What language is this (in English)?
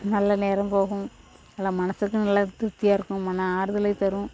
Tamil